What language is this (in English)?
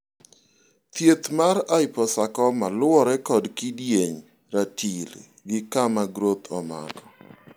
Luo (Kenya and Tanzania)